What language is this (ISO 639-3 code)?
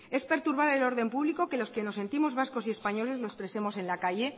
spa